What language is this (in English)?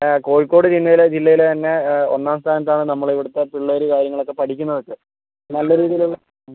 Malayalam